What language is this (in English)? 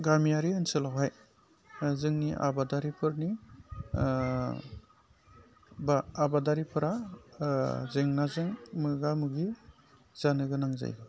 Bodo